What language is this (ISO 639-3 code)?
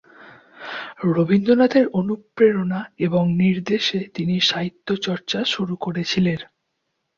ben